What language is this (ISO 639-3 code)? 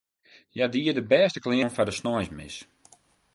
fry